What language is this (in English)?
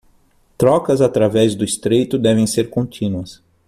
Portuguese